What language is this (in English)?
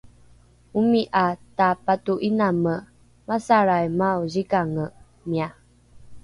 Rukai